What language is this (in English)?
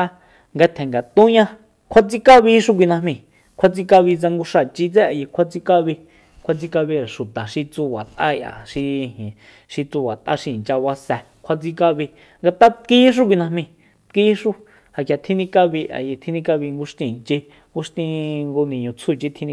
Soyaltepec Mazatec